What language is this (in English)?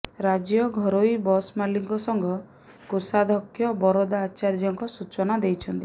Odia